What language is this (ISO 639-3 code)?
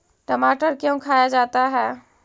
mag